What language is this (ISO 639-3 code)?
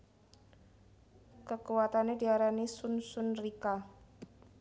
jav